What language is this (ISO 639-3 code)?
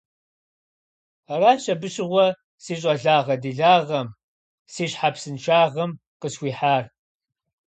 kbd